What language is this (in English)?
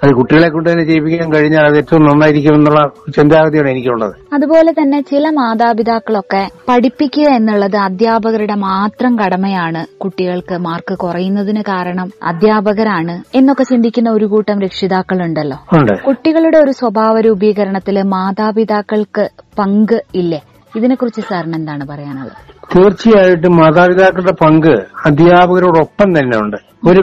Malayalam